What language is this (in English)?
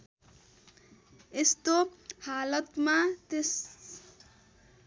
Nepali